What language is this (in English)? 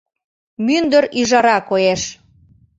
Mari